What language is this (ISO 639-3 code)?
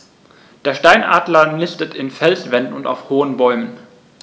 deu